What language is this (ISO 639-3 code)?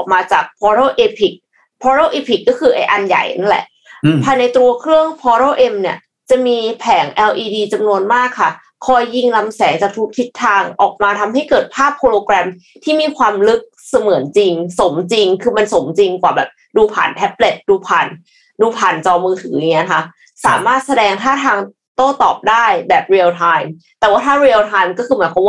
tha